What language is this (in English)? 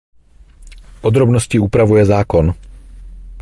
Czech